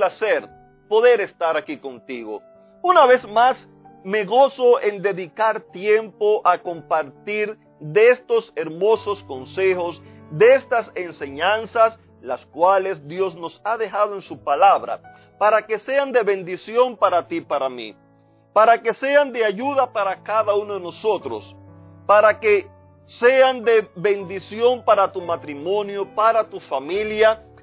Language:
Spanish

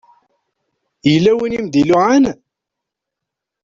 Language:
Kabyle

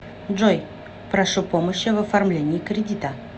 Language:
Russian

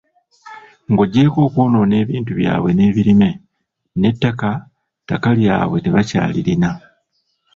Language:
Ganda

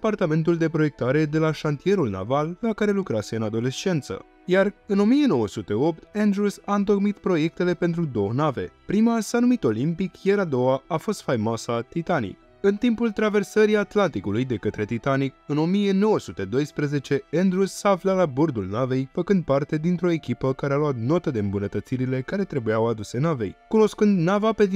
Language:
Romanian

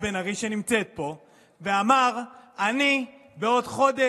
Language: Hebrew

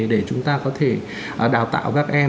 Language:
Vietnamese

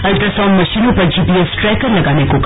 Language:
Hindi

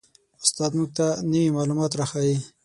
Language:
Pashto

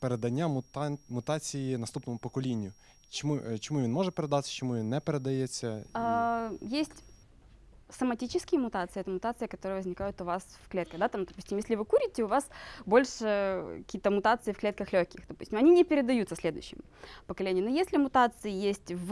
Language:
Russian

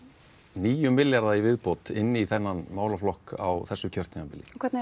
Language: Icelandic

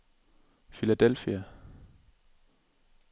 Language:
Danish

